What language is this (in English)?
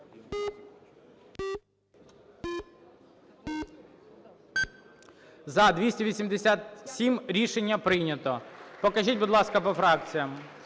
Ukrainian